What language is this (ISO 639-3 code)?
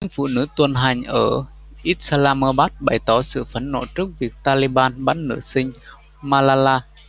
vie